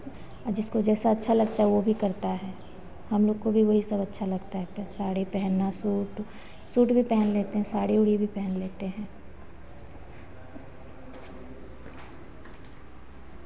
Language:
Hindi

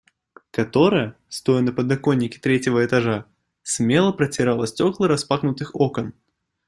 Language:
Russian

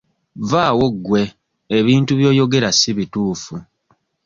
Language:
Ganda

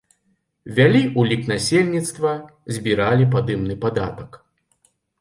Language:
Belarusian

